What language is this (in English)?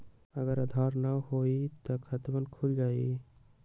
Magahi